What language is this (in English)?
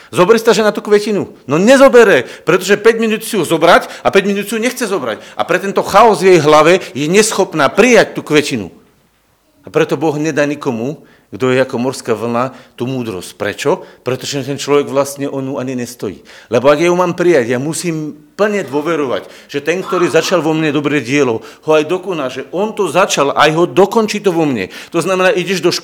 Slovak